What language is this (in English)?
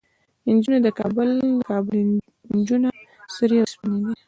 Pashto